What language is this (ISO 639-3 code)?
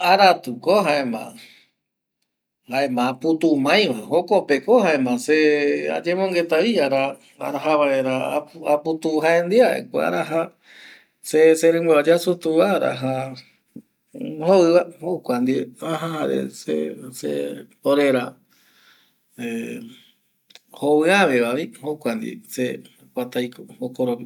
gui